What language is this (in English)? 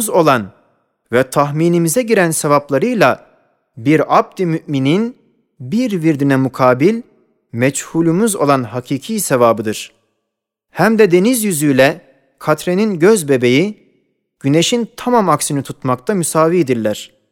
Turkish